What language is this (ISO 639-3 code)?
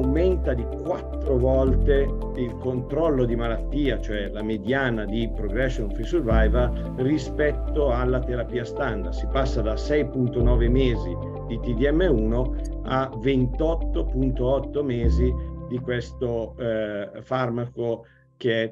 ita